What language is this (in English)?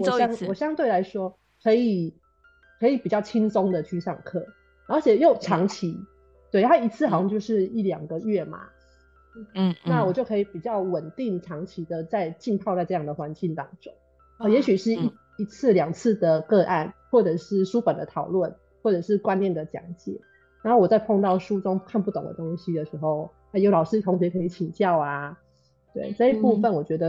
Chinese